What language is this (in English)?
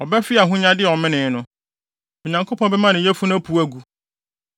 Akan